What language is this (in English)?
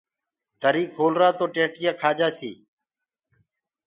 Gurgula